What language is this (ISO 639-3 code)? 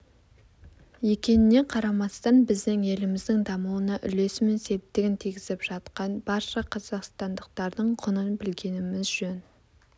kaz